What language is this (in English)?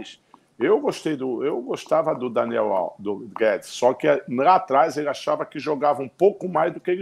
Portuguese